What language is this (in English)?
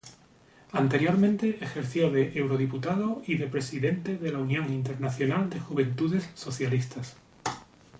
Spanish